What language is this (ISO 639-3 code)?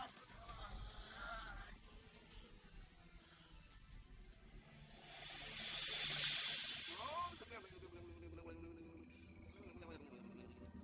ind